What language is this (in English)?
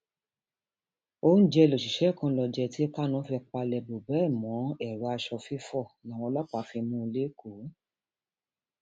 Yoruba